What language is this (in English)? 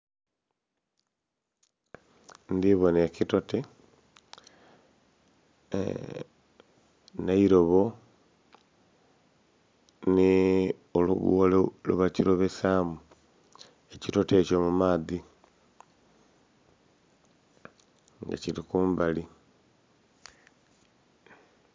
Soga